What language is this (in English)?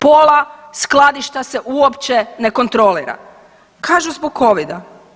Croatian